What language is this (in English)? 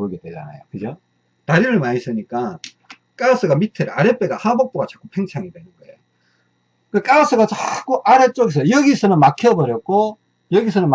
Korean